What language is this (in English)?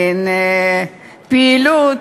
Hebrew